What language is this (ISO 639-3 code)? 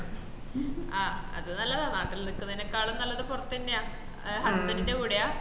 mal